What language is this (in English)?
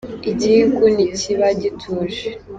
Kinyarwanda